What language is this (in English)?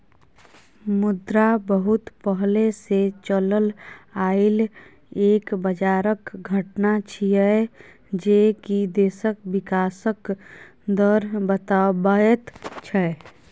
Maithili